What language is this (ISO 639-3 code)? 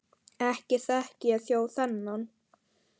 isl